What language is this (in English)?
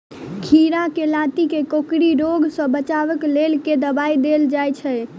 Maithili